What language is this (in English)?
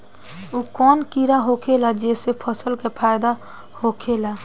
Bhojpuri